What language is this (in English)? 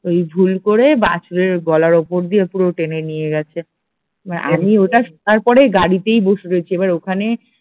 Bangla